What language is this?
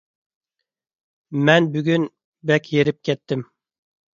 Uyghur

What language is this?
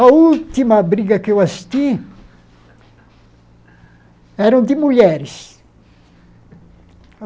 Portuguese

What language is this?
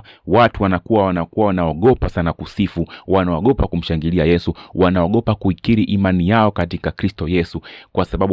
Swahili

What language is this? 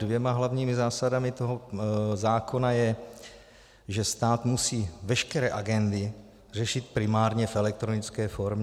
Czech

